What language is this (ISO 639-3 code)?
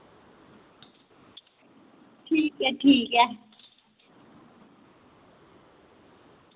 doi